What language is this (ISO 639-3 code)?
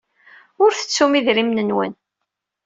kab